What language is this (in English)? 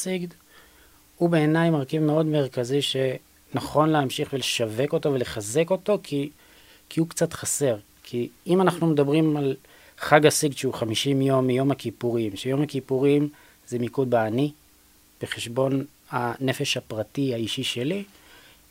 Hebrew